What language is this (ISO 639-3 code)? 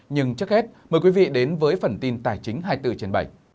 vie